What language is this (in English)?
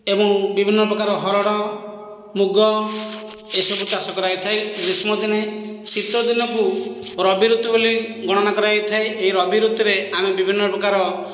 Odia